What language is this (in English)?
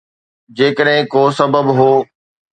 Sindhi